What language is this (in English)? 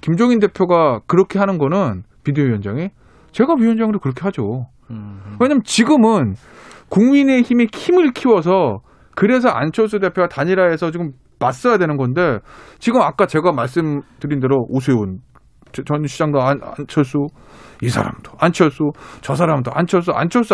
Korean